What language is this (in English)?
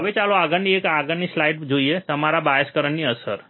Gujarati